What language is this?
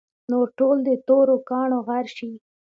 Pashto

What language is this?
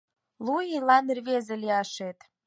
Mari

